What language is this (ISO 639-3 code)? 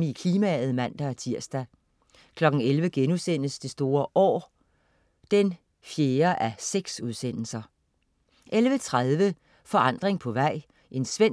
dan